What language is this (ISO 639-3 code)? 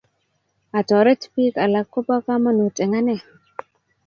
kln